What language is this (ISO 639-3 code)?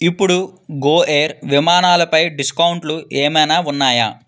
tel